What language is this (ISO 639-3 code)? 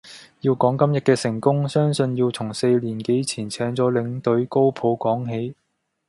yue